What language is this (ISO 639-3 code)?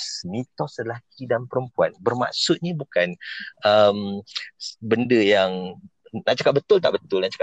msa